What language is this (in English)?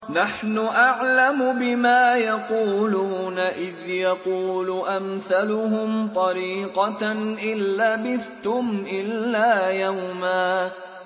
Arabic